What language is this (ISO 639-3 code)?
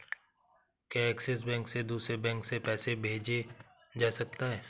hin